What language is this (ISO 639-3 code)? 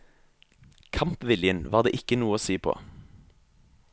nor